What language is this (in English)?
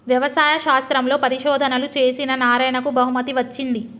Telugu